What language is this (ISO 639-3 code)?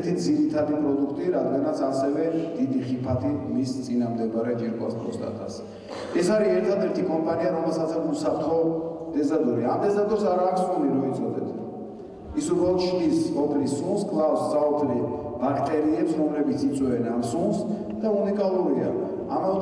ron